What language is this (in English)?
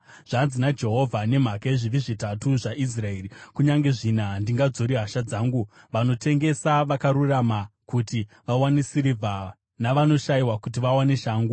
Shona